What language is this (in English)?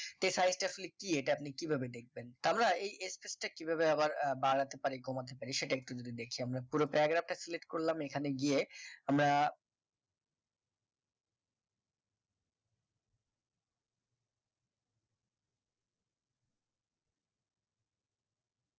Bangla